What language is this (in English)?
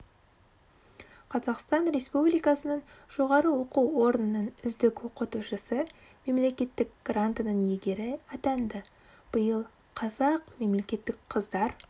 Kazakh